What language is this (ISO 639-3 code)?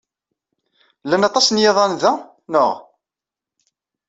kab